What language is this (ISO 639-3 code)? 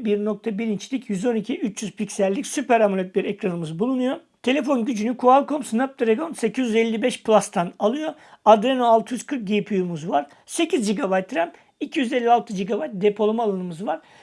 tur